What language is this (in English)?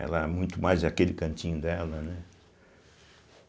Portuguese